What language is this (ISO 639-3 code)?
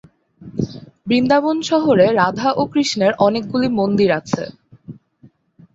ben